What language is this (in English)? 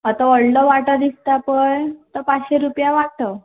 Konkani